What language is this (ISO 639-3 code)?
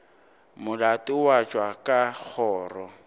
nso